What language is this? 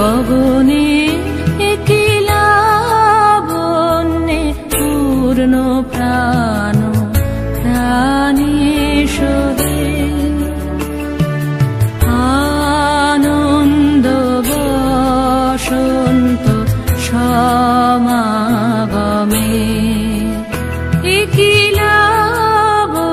Romanian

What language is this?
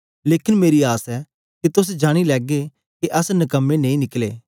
Dogri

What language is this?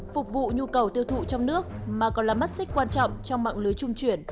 Vietnamese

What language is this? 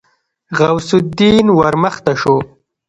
Pashto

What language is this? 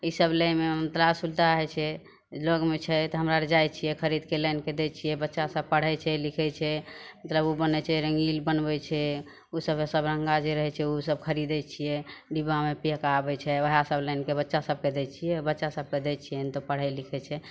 Maithili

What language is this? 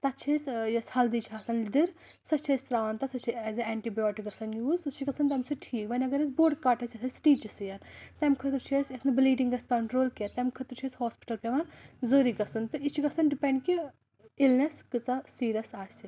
Kashmiri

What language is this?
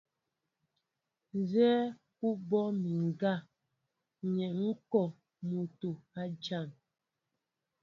Mbo (Cameroon)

